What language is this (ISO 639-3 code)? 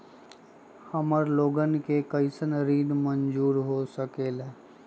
mag